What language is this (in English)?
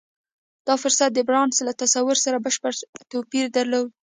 Pashto